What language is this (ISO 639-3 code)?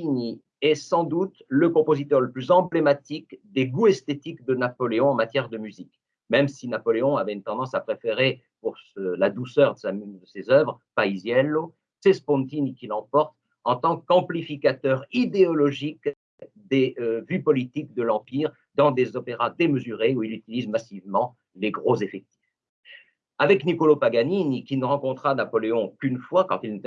fra